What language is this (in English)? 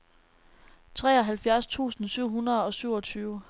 Danish